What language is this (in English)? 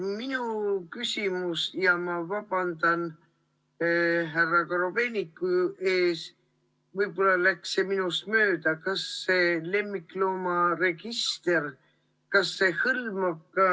Estonian